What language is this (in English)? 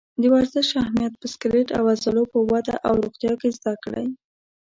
Pashto